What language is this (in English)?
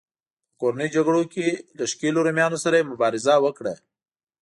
Pashto